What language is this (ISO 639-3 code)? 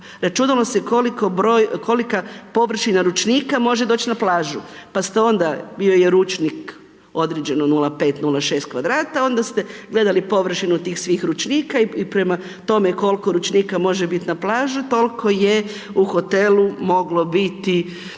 hrv